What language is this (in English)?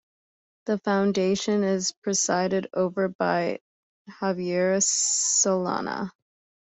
English